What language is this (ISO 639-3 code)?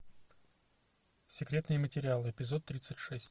rus